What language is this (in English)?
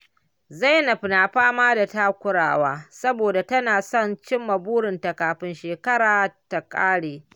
Hausa